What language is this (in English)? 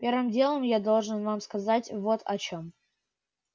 Russian